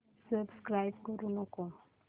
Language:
Marathi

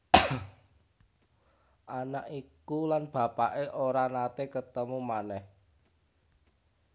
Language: Javanese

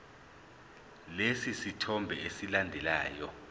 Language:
Zulu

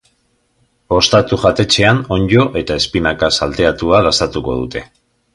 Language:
Basque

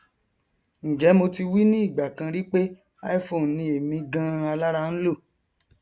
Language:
Yoruba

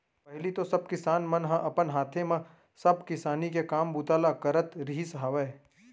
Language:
Chhattisgarhi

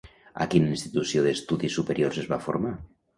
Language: Catalan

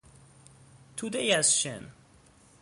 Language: Persian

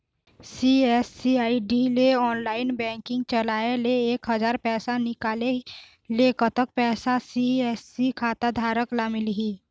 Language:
Chhattisgarhi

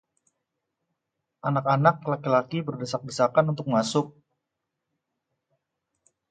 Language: Indonesian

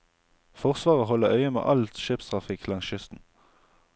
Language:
Norwegian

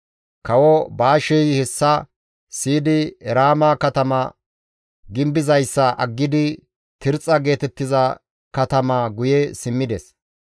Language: Gamo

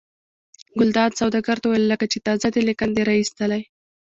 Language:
Pashto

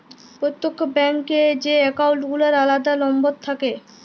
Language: Bangla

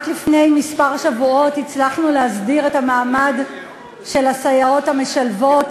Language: Hebrew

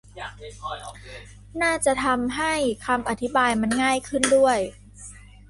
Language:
Thai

